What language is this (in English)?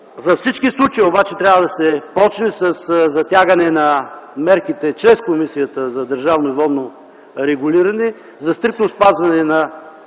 Bulgarian